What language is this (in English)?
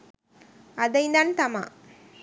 Sinhala